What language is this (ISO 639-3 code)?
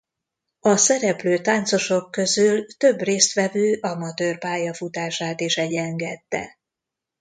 hun